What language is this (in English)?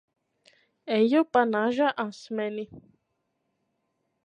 Latvian